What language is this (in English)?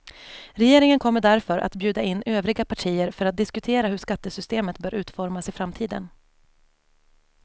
Swedish